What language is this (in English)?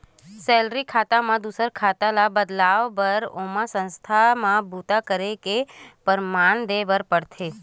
Chhattisgarhi